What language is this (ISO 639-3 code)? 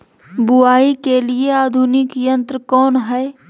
mag